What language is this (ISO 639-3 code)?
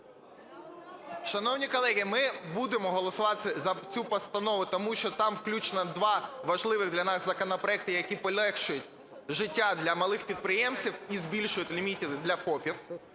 ukr